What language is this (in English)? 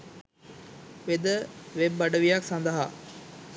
Sinhala